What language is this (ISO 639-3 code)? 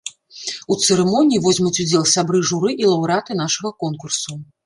bel